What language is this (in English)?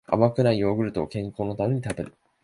Japanese